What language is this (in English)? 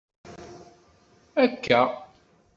Kabyle